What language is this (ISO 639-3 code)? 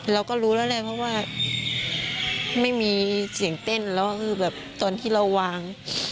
tha